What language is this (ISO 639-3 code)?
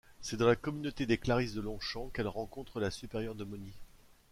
fra